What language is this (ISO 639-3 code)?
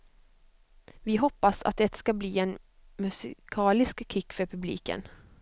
swe